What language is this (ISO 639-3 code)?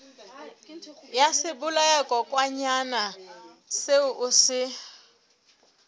sot